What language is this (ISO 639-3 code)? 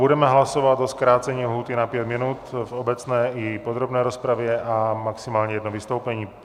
ces